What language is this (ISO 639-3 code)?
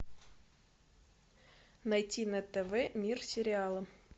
rus